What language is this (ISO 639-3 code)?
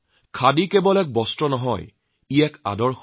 asm